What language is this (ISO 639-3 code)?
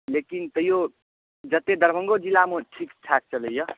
mai